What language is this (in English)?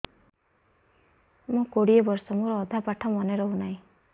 Odia